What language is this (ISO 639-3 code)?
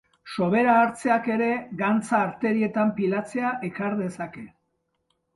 eus